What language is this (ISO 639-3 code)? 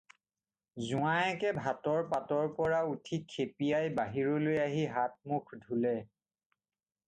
asm